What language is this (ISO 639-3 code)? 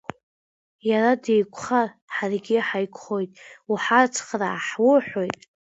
abk